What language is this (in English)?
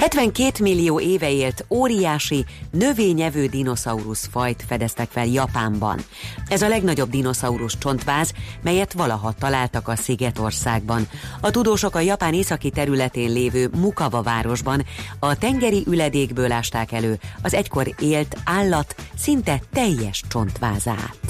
Hungarian